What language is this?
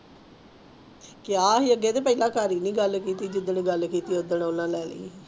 Punjabi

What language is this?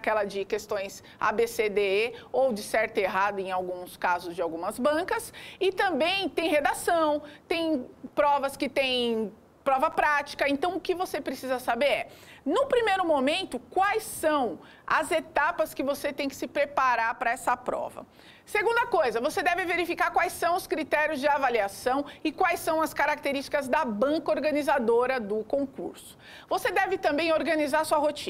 Portuguese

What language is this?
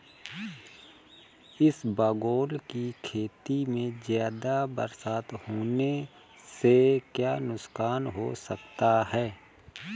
Hindi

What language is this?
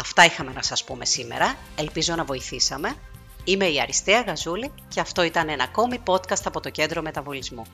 Greek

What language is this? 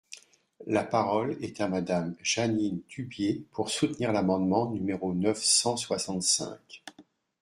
French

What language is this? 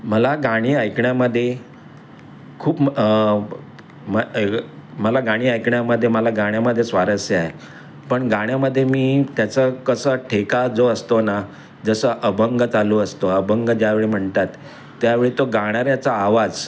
Marathi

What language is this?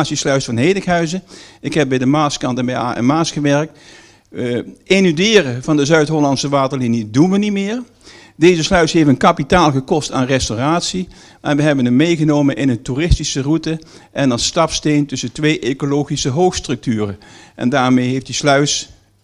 Dutch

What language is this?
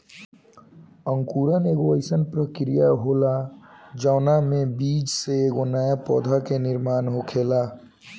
Bhojpuri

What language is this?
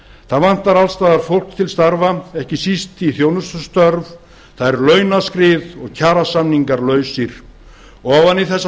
Icelandic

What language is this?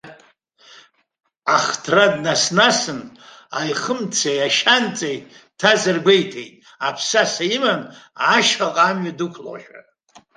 Abkhazian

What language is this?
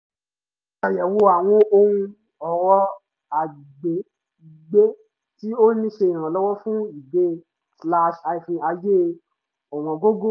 Yoruba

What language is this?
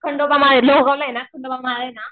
Marathi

